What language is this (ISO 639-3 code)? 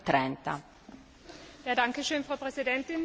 deu